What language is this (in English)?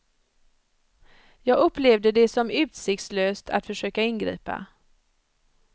Swedish